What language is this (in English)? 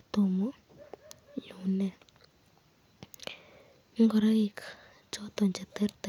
Kalenjin